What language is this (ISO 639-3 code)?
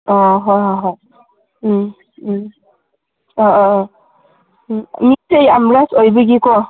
mni